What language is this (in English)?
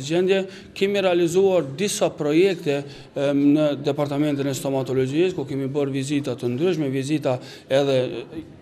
Romanian